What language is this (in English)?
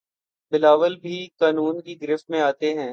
Urdu